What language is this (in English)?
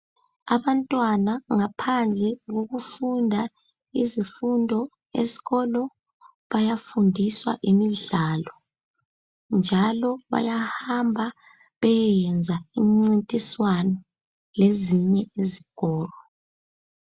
North Ndebele